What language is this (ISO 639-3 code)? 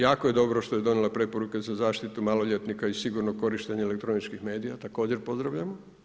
hrv